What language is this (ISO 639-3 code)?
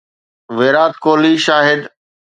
snd